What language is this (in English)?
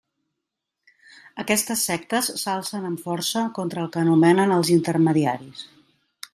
Catalan